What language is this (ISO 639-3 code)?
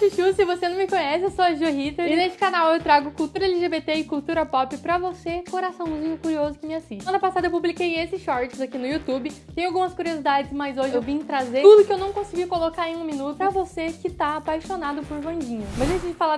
por